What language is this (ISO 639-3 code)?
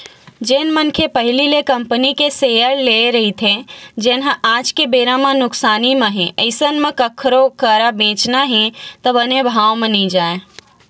hne